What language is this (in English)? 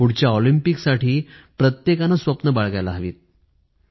Marathi